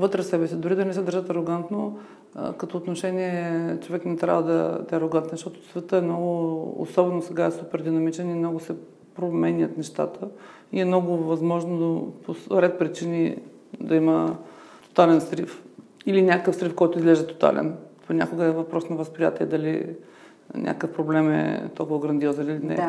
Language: Bulgarian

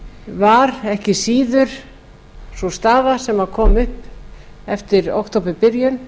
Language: Icelandic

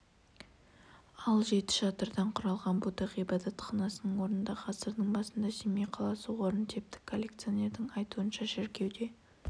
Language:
Kazakh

